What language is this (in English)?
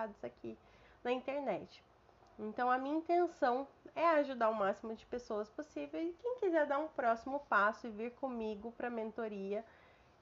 Portuguese